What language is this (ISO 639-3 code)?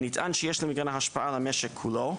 heb